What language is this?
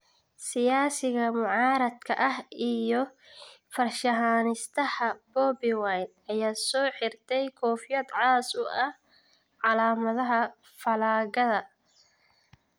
Somali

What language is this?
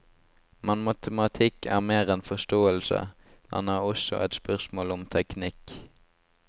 Norwegian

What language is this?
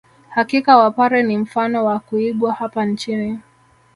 Swahili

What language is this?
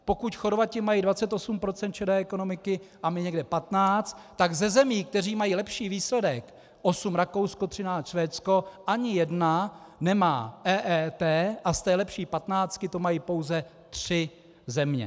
Czech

